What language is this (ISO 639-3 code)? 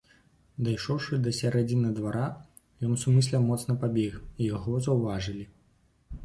bel